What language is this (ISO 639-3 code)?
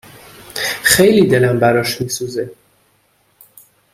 fas